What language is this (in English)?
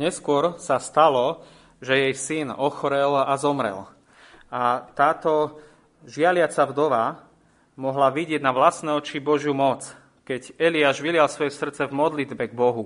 Slovak